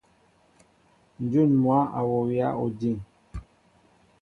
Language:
Mbo (Cameroon)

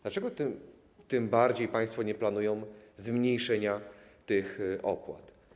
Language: Polish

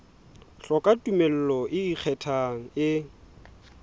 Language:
Southern Sotho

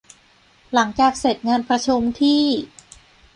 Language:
Thai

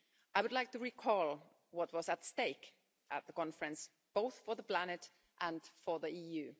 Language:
English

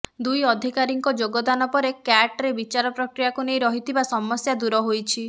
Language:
Odia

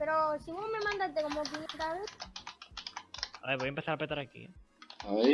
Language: Spanish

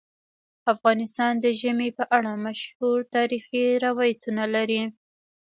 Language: Pashto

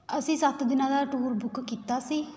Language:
Punjabi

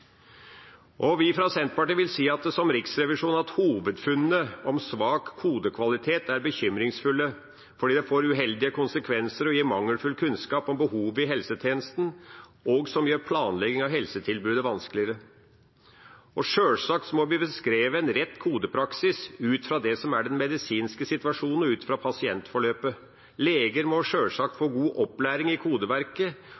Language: Norwegian Bokmål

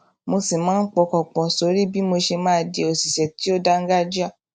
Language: Yoruba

